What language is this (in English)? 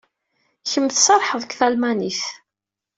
Kabyle